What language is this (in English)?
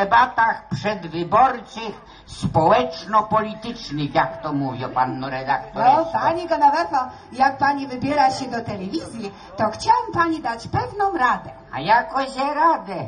Polish